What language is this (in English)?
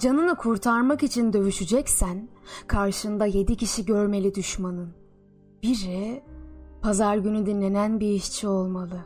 Turkish